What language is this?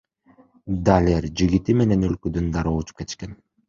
Kyrgyz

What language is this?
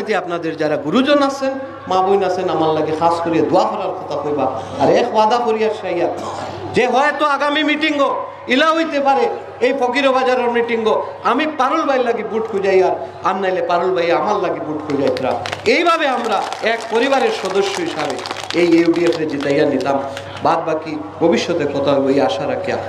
Bangla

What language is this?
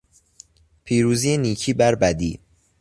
Persian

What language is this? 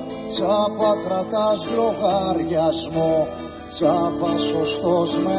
Greek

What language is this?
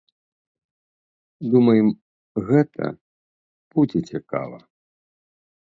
Belarusian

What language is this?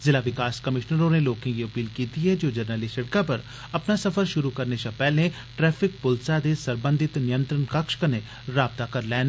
Dogri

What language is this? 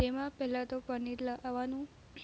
Gujarati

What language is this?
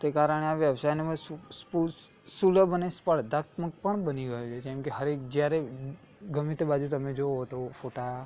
Gujarati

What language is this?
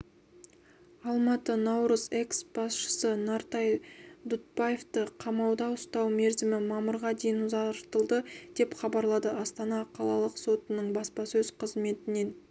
Kazakh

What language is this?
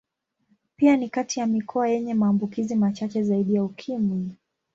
Swahili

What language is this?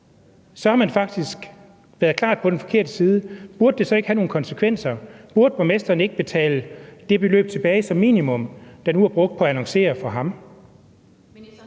Danish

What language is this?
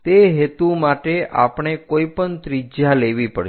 Gujarati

